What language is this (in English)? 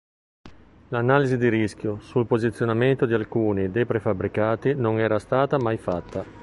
Italian